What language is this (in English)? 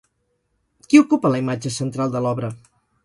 Catalan